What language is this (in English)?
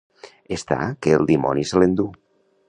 Catalan